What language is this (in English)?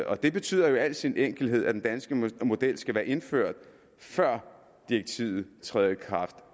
Danish